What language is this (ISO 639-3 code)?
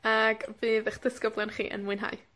cym